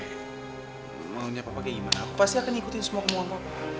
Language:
Indonesian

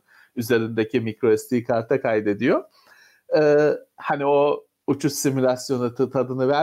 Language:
Turkish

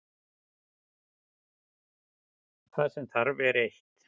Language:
Icelandic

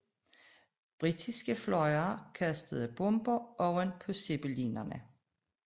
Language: Danish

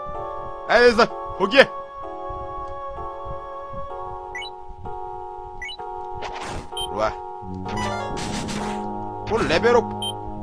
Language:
Korean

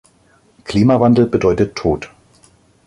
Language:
German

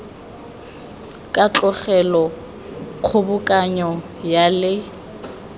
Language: Tswana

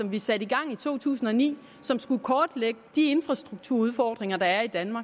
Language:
Danish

